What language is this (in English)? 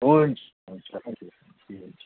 Nepali